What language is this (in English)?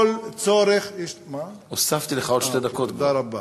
Hebrew